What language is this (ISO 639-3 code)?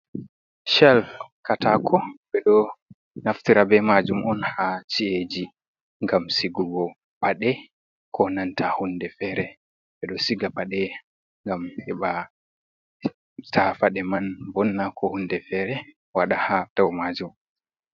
ful